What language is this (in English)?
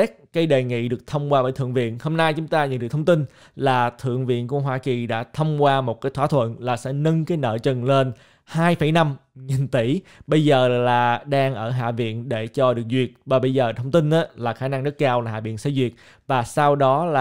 Vietnamese